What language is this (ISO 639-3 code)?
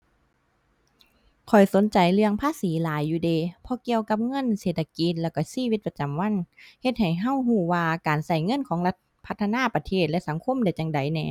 tha